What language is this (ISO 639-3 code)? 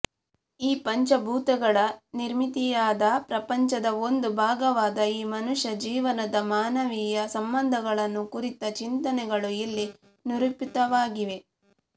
kan